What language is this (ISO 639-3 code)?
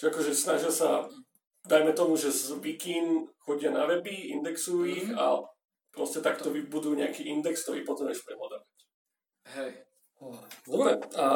slk